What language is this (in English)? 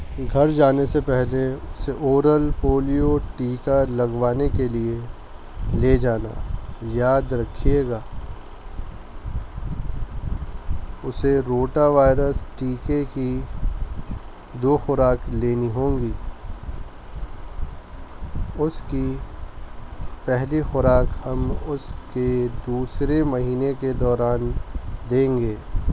Urdu